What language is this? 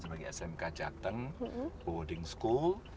Indonesian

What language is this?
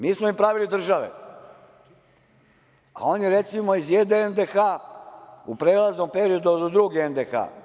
Serbian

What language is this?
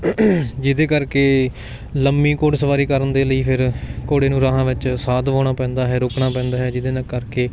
Punjabi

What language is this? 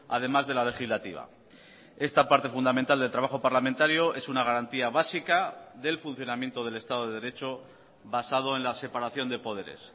Spanish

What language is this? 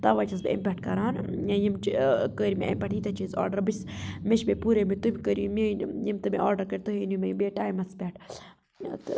Kashmiri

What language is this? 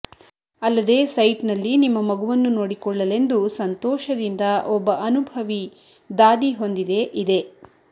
Kannada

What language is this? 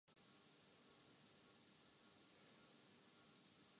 Urdu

